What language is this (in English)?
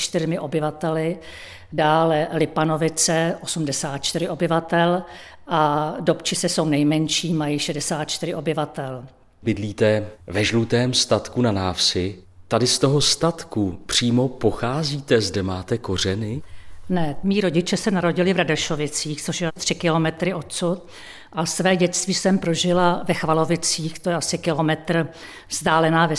Czech